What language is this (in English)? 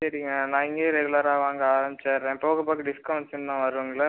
Tamil